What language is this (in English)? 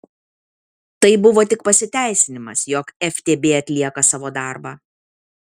Lithuanian